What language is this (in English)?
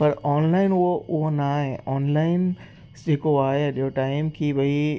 Sindhi